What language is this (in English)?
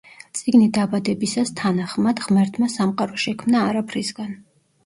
Georgian